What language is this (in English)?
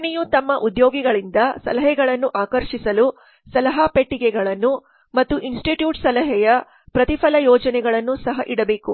Kannada